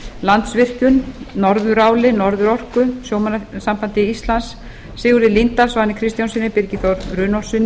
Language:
Icelandic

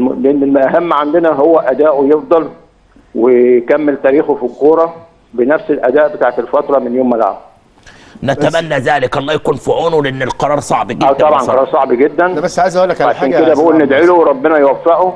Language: Arabic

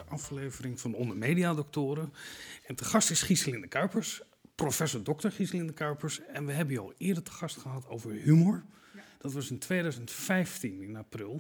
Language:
Dutch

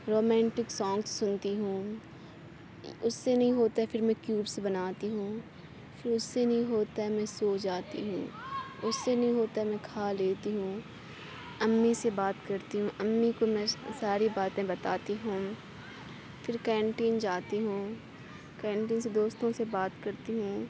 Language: Urdu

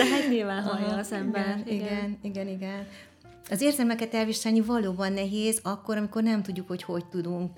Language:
Hungarian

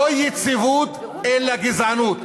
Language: Hebrew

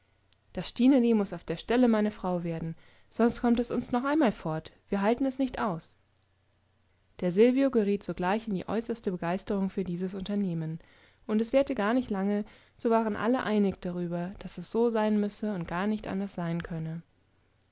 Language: German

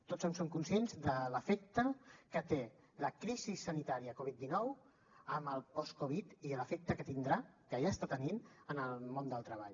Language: Catalan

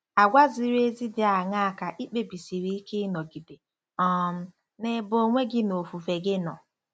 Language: Igbo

